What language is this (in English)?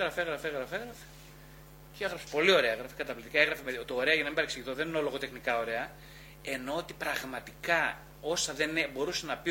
Greek